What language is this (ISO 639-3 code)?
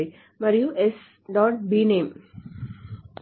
tel